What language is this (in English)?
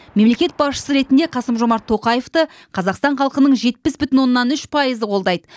Kazakh